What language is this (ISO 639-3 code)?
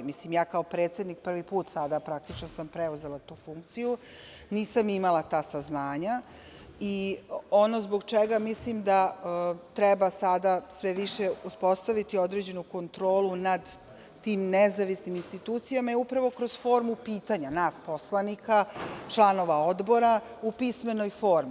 srp